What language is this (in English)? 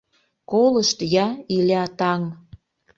Mari